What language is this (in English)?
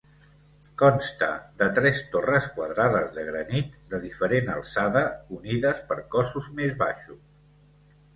Catalan